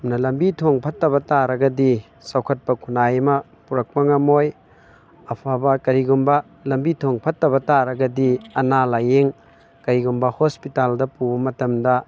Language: Manipuri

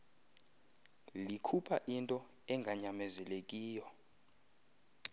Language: Xhosa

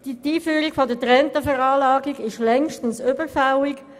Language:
Swiss German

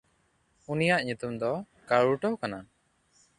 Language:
Santali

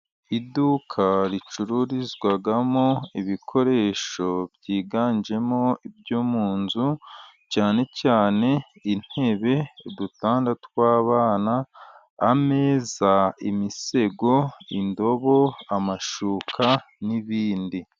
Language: Kinyarwanda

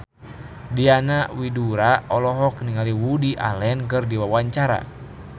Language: Sundanese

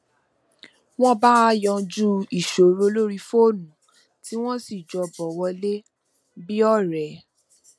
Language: Yoruba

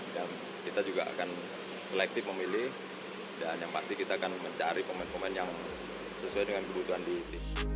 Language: Indonesian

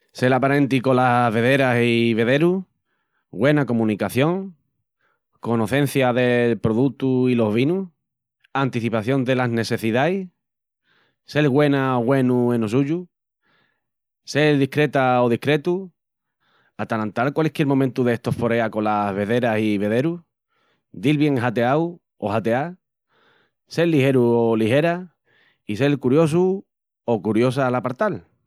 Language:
Extremaduran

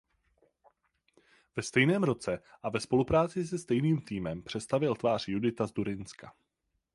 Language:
Czech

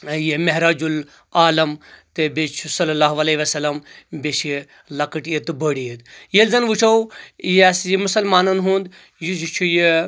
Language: Kashmiri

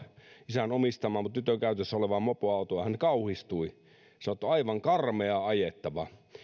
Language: Finnish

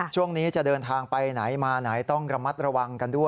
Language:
Thai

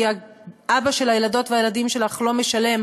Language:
Hebrew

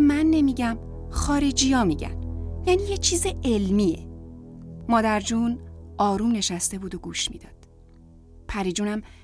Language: Persian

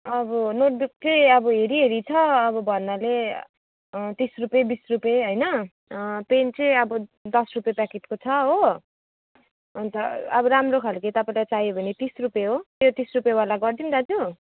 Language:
Nepali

